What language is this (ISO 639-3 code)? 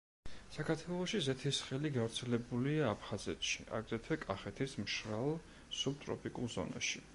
kat